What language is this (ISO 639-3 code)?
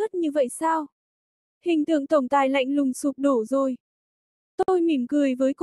vie